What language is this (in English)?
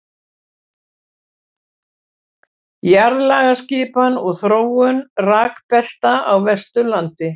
Icelandic